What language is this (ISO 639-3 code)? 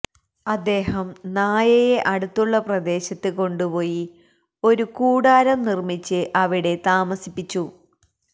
mal